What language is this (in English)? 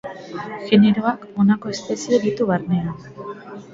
Basque